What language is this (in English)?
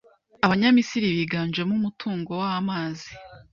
Kinyarwanda